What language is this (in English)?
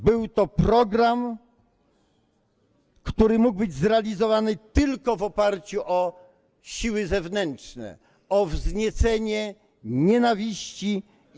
Polish